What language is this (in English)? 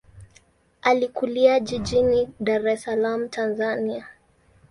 Swahili